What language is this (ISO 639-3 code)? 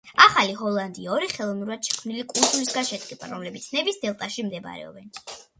kat